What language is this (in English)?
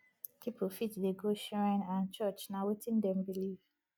Nigerian Pidgin